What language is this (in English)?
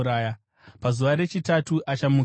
Shona